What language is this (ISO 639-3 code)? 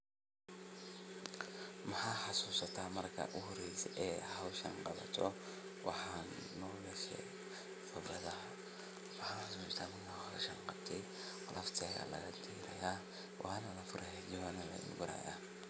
som